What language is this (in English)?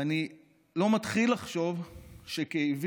Hebrew